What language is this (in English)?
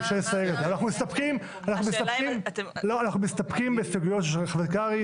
Hebrew